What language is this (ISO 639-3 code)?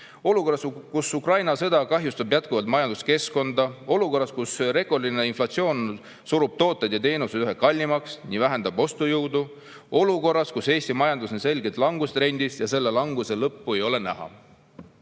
est